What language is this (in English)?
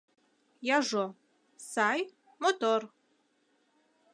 Mari